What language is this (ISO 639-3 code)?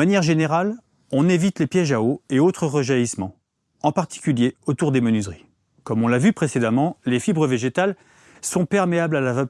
fra